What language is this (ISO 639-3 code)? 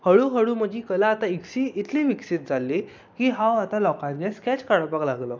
kok